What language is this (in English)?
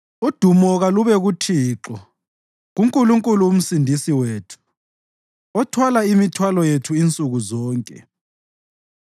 North Ndebele